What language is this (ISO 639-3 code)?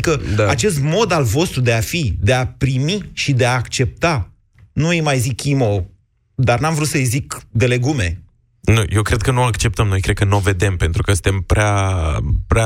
ron